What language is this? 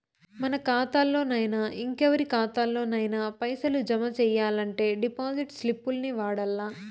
Telugu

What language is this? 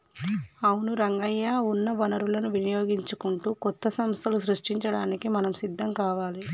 Telugu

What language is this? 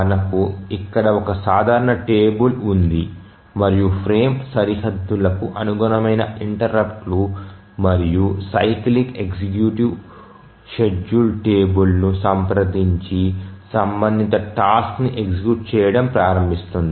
Telugu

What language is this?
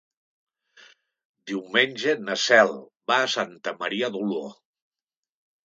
Catalan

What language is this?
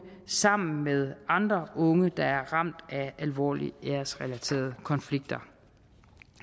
Danish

